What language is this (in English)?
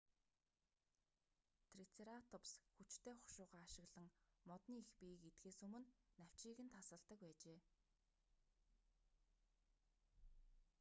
Mongolian